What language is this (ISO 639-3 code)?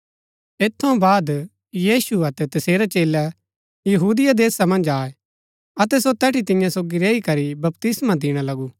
gbk